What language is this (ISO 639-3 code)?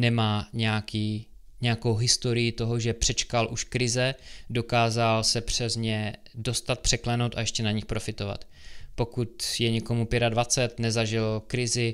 ces